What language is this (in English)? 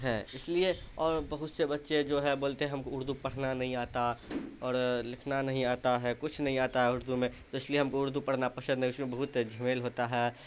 Urdu